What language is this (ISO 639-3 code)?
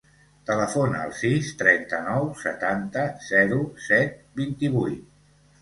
cat